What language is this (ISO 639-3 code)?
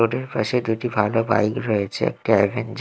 ben